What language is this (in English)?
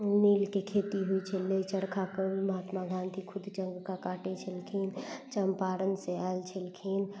Maithili